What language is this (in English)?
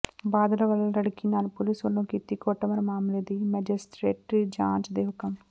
Punjabi